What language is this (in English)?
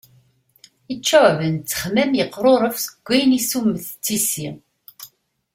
Kabyle